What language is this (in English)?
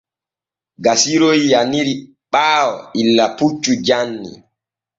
Borgu Fulfulde